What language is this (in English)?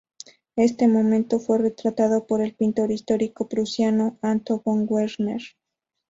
Spanish